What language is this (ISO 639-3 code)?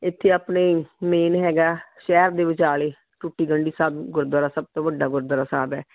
pan